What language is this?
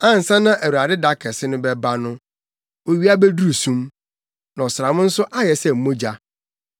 Akan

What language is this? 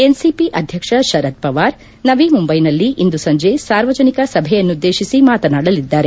Kannada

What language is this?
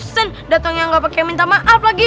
Indonesian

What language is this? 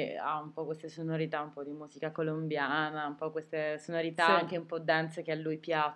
Italian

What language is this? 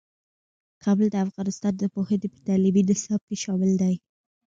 Pashto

